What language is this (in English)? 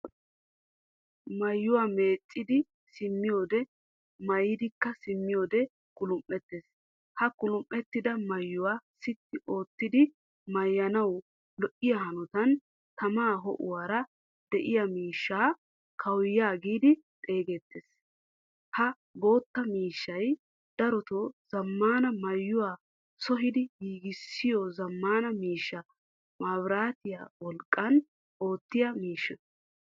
Wolaytta